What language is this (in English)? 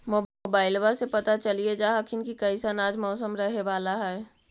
Magahi